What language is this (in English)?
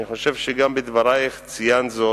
Hebrew